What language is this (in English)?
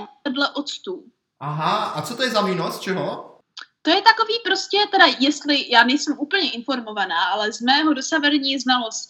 Czech